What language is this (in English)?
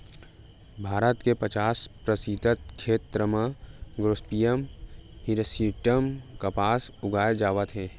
Chhattisgarhi